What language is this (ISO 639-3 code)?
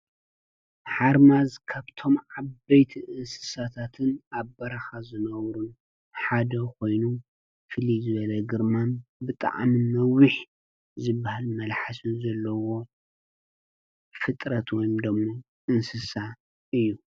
tir